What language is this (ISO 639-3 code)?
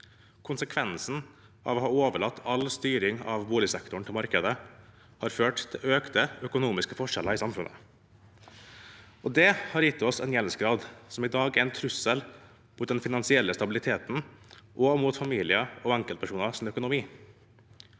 nor